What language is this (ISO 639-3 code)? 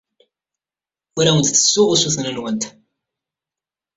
kab